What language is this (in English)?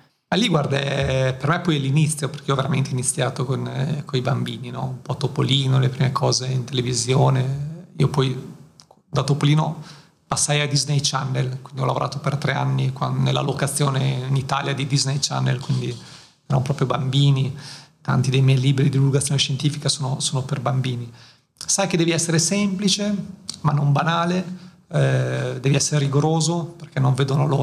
Italian